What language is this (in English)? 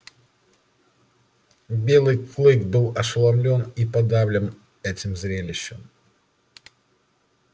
Russian